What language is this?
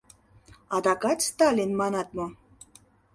Mari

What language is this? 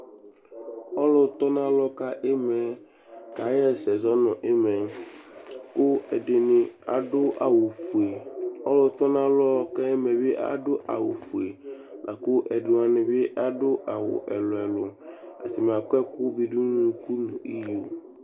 Ikposo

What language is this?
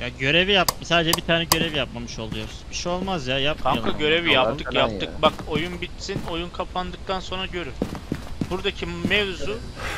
Turkish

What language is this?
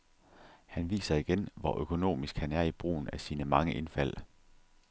Danish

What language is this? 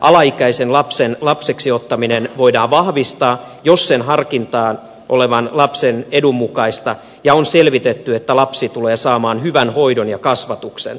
Finnish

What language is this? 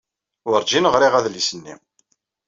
Kabyle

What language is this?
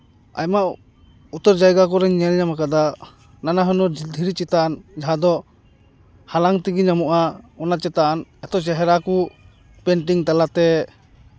Santali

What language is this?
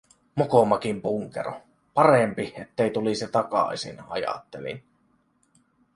Finnish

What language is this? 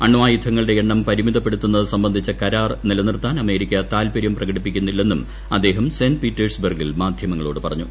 Malayalam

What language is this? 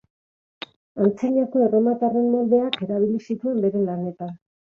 Basque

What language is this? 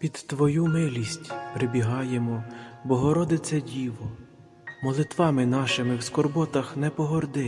Ukrainian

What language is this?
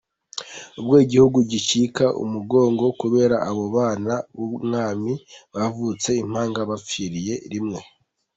Kinyarwanda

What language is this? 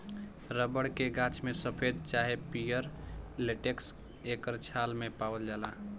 Bhojpuri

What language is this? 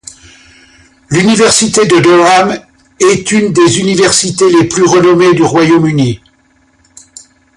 French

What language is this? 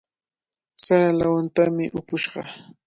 Cajatambo North Lima Quechua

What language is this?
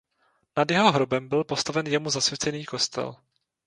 Czech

